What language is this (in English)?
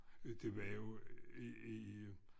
Danish